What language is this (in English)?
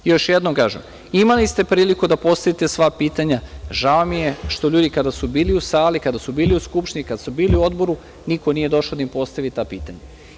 Serbian